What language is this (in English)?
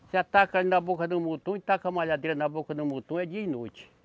Portuguese